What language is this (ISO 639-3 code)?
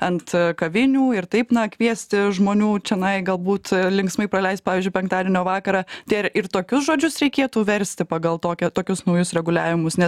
lit